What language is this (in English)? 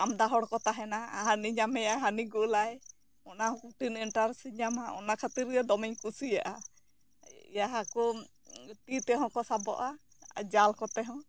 Santali